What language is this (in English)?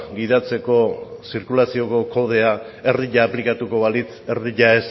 Basque